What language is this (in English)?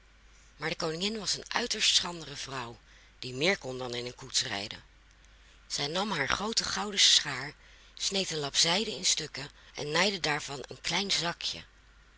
Dutch